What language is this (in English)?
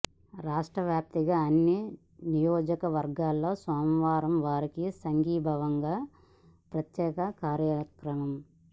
Telugu